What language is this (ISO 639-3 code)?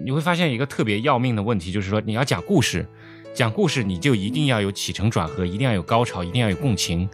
zho